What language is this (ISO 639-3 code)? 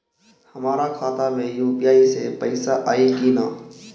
bho